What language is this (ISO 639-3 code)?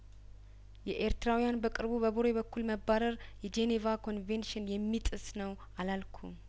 amh